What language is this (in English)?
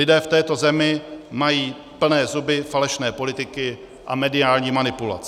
Czech